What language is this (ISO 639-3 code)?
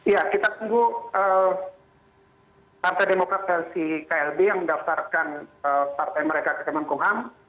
ind